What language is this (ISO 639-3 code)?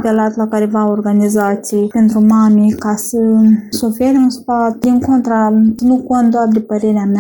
ron